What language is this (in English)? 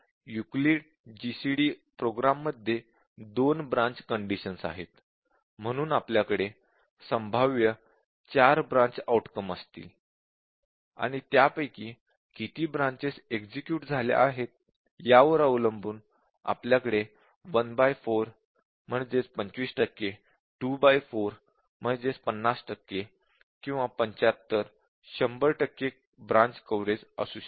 Marathi